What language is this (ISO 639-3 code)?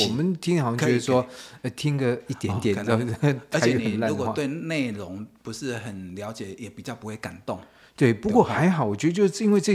zho